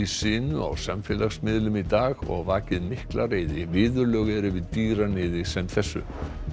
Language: Icelandic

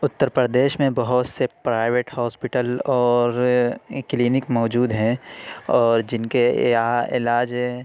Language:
Urdu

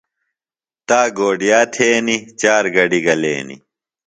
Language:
Phalura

